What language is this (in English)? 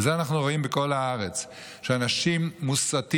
Hebrew